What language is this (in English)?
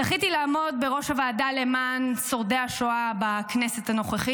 Hebrew